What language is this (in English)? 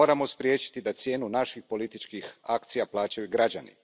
Croatian